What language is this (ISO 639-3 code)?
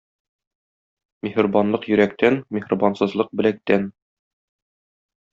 tat